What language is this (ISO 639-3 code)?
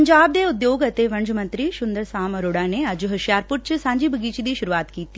pan